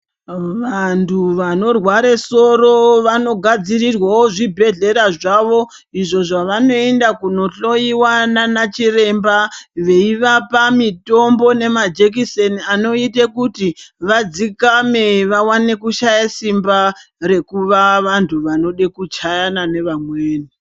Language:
Ndau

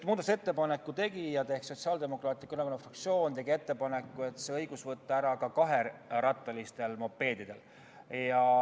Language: Estonian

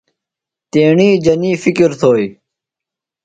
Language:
Phalura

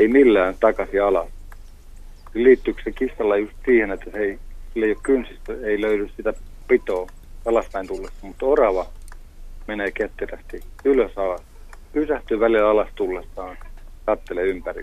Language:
Finnish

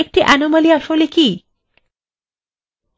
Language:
Bangla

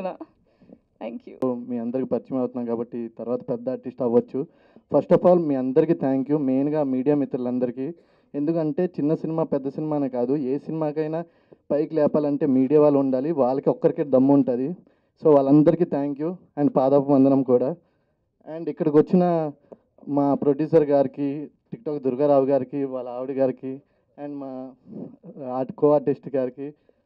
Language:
Telugu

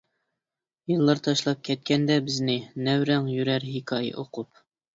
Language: Uyghur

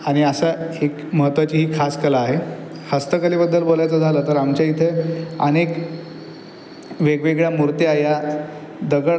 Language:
Marathi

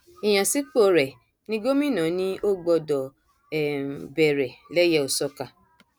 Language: Yoruba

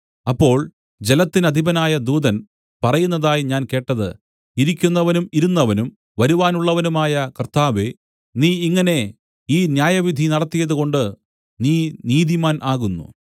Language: Malayalam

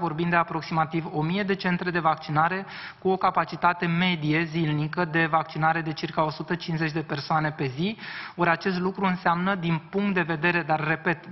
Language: Romanian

